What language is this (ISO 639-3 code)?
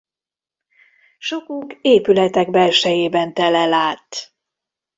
hun